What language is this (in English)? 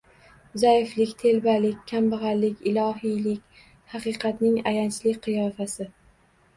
Uzbek